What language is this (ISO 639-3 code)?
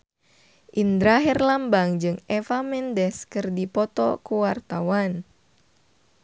sun